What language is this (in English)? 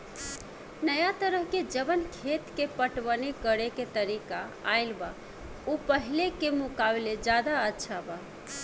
Bhojpuri